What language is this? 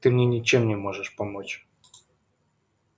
Russian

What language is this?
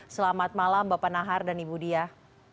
Indonesian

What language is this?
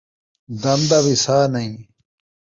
Saraiki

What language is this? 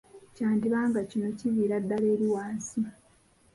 Ganda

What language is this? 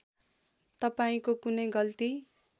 Nepali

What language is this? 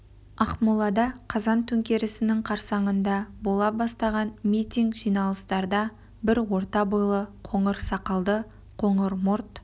Kazakh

